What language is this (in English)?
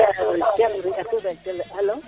Serer